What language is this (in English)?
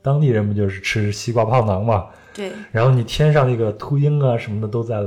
Chinese